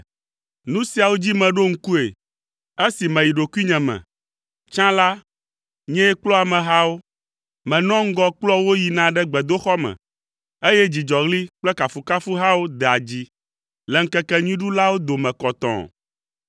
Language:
Ewe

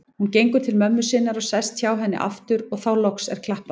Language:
Icelandic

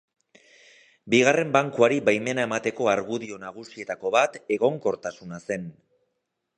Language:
Basque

